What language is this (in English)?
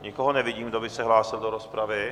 Czech